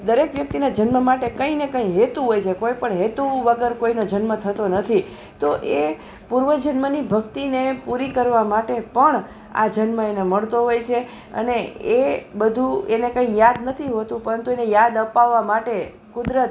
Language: Gujarati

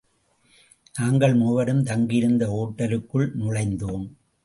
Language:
Tamil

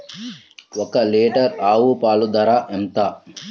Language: Telugu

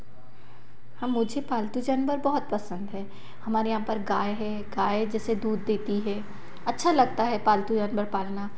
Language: Hindi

